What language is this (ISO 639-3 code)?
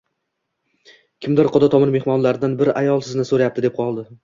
uzb